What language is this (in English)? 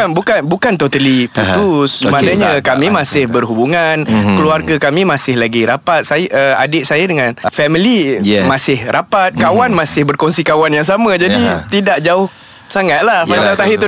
Malay